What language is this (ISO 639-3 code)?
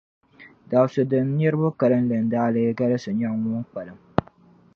dag